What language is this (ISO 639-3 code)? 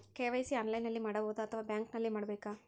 kan